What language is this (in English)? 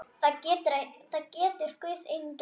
Icelandic